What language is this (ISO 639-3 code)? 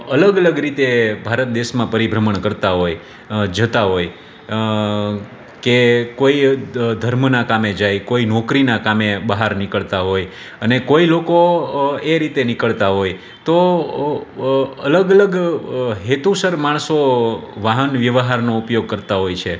guj